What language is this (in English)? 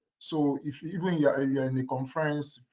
English